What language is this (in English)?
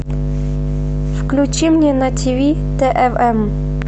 Russian